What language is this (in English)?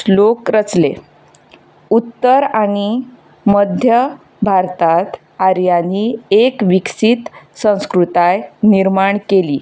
Konkani